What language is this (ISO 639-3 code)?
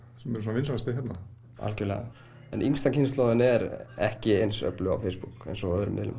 isl